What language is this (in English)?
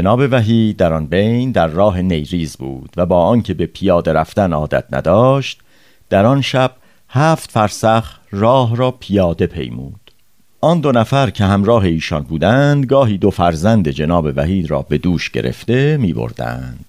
Persian